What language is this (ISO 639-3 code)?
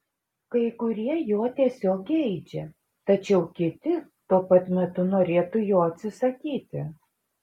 lit